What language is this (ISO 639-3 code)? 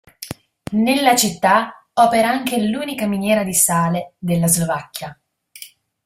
ita